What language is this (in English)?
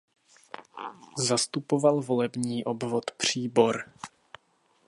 Czech